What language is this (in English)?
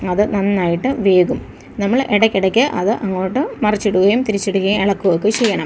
Malayalam